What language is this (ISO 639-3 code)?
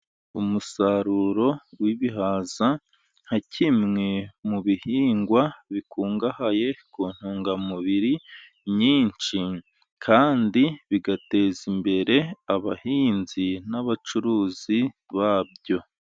kin